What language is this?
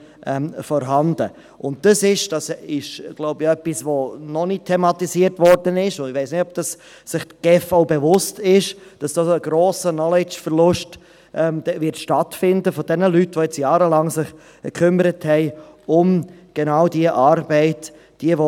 Swiss German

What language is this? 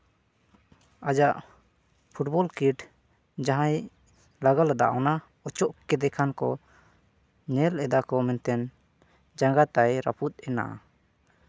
Santali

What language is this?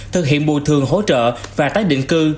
Vietnamese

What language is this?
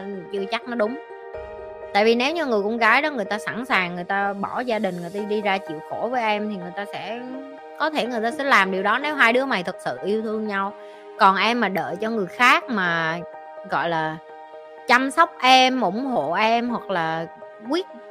Vietnamese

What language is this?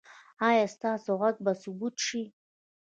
Pashto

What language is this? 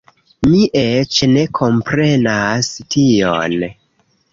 Esperanto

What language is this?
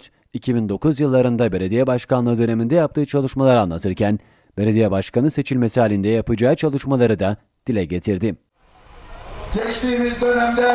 Turkish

